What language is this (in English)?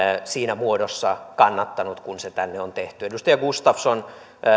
Finnish